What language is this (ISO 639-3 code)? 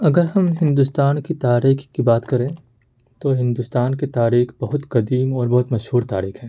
urd